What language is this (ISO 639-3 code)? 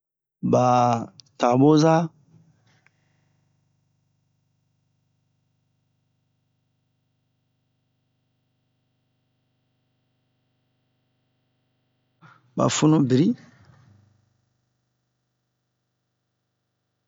bmq